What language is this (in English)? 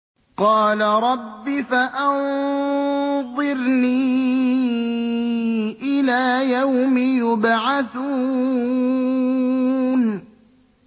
Arabic